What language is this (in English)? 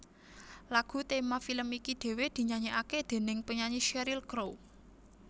Javanese